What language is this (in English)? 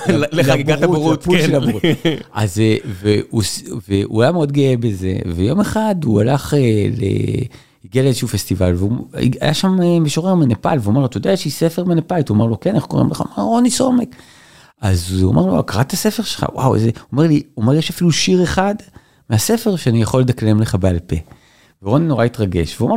Hebrew